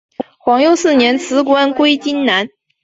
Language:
Chinese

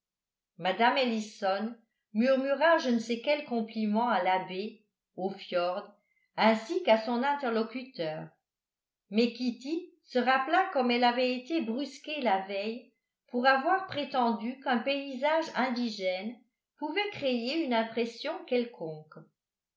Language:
French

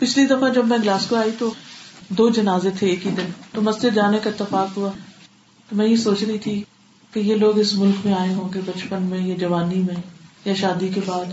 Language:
Urdu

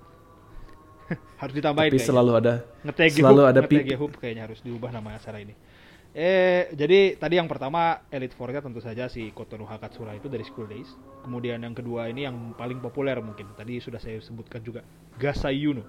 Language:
Indonesian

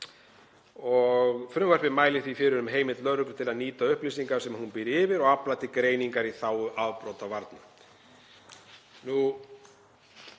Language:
Icelandic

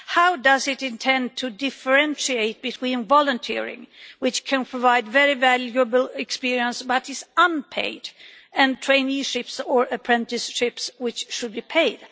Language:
English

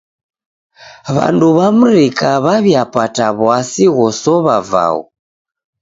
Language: Taita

